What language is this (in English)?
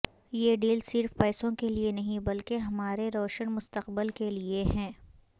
Urdu